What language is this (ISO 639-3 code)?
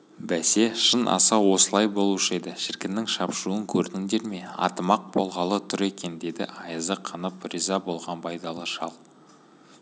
kaz